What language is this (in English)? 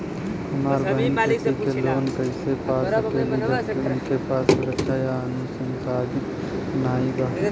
Bhojpuri